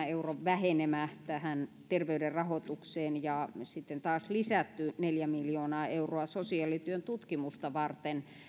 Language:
Finnish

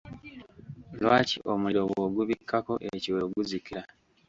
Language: Ganda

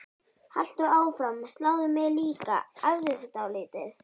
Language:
Icelandic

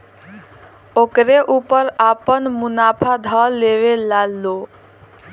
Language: Bhojpuri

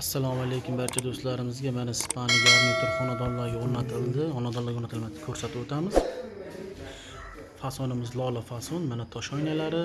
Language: Uzbek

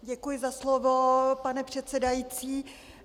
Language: Czech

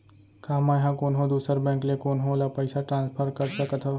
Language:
Chhattisgarhi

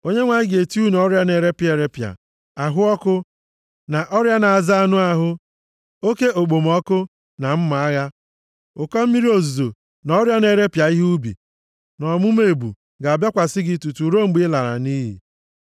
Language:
Igbo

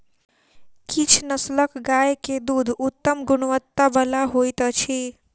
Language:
Maithili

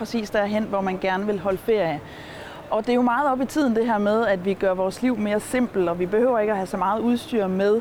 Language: Danish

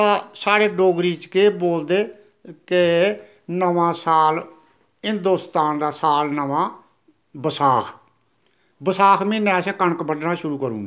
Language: Dogri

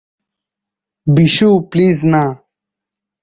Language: Bangla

